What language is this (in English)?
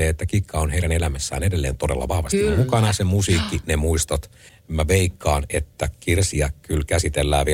Finnish